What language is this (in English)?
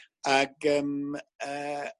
Welsh